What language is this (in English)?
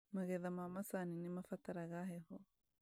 Kikuyu